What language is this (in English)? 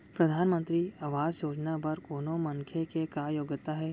Chhattisgarhi